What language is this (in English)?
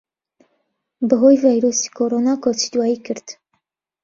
Central Kurdish